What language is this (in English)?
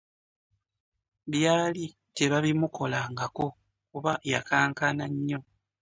Ganda